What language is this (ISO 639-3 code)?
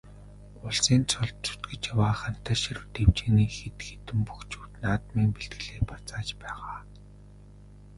mon